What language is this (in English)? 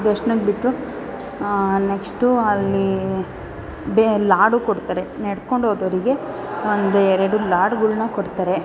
Kannada